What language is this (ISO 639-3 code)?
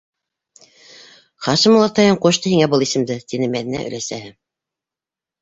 bak